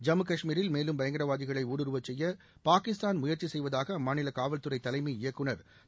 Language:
Tamil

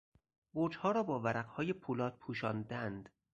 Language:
Persian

